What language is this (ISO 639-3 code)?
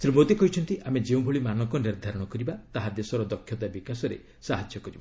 ori